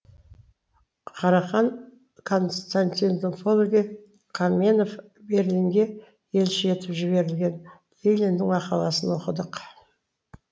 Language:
Kazakh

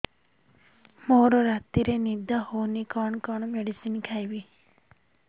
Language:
Odia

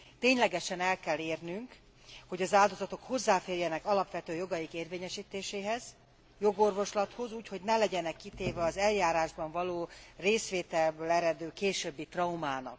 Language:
Hungarian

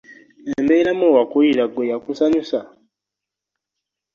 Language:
Ganda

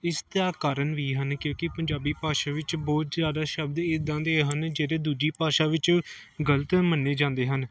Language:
Punjabi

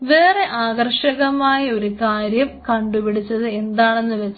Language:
Malayalam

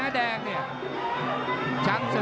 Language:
Thai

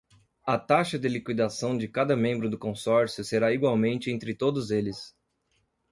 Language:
Portuguese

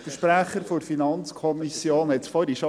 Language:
Swiss German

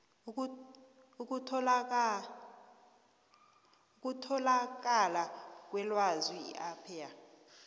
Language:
South Ndebele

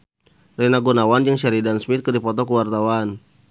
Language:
Sundanese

